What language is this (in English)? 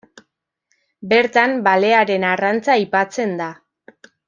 Basque